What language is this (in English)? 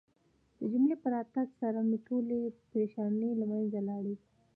Pashto